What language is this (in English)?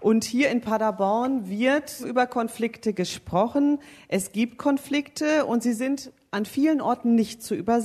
German